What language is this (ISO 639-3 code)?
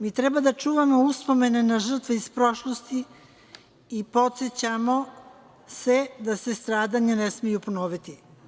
srp